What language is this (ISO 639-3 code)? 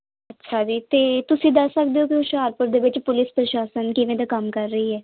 pan